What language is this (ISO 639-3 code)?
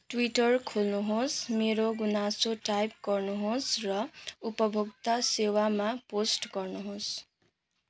nep